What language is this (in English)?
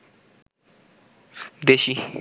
Bangla